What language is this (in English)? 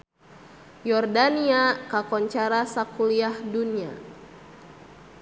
Sundanese